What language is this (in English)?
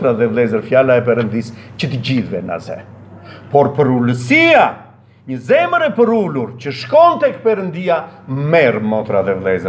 Romanian